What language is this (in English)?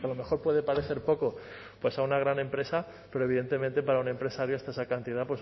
Spanish